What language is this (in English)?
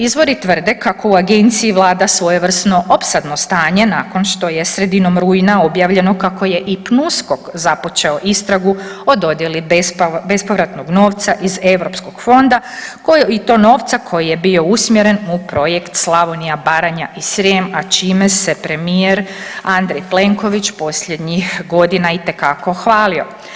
Croatian